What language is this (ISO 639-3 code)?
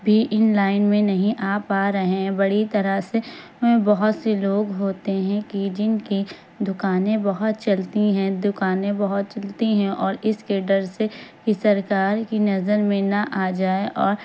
urd